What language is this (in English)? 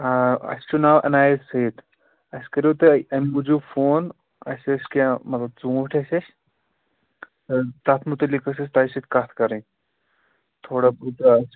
Kashmiri